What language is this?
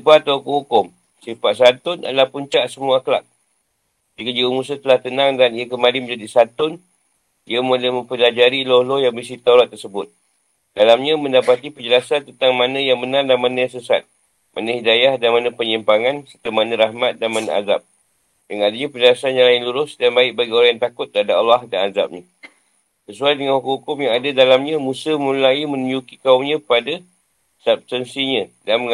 Malay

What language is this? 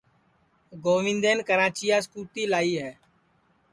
Sansi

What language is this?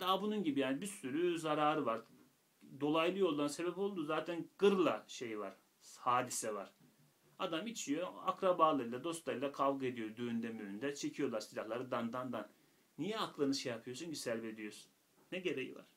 Turkish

